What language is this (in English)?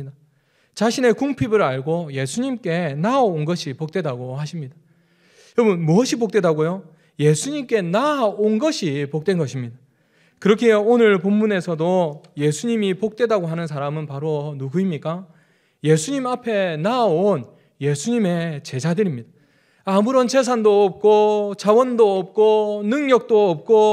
Korean